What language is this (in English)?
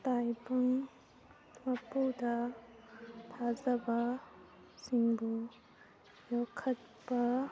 Manipuri